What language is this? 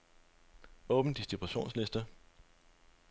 Danish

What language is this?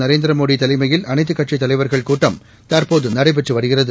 Tamil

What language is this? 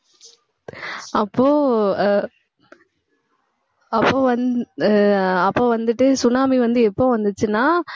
Tamil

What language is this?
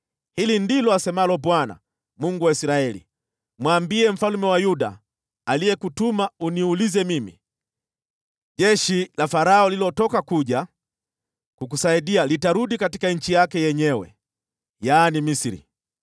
Swahili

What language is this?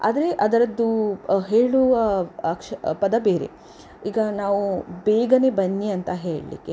Kannada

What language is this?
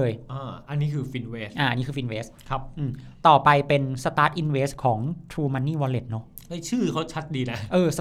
Thai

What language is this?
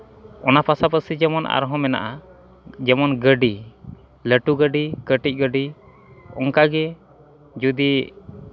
Santali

